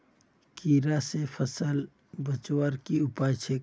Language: Magahi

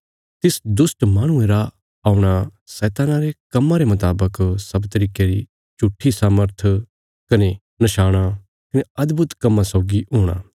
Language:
Bilaspuri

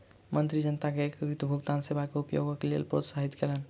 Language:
Maithili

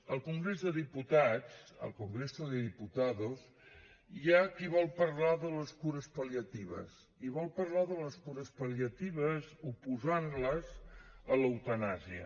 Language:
Catalan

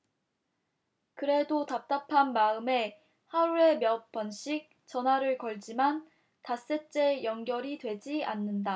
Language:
Korean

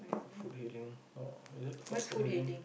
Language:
English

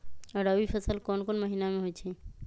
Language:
Magahi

